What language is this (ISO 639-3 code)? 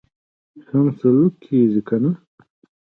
pus